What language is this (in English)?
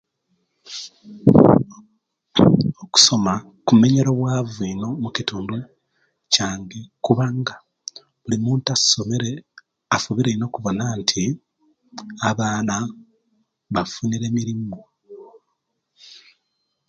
Kenyi